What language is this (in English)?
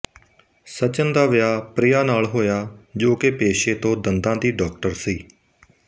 Punjabi